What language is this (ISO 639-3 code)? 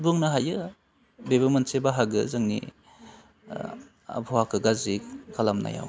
brx